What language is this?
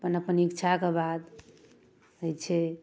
Maithili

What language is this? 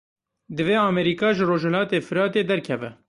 Kurdish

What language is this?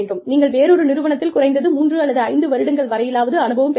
Tamil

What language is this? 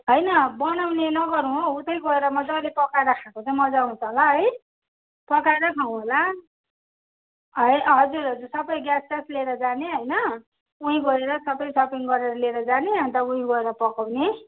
Nepali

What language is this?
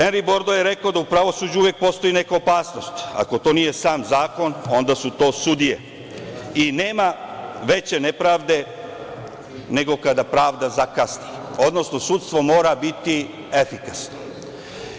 Serbian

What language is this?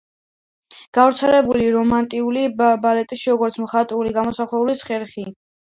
Georgian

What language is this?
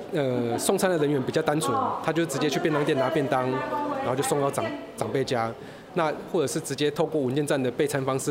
Chinese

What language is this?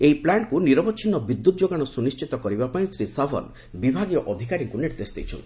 Odia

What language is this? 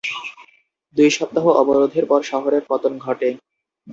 Bangla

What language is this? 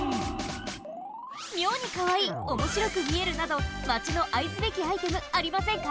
Japanese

